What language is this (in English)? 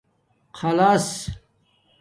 Domaaki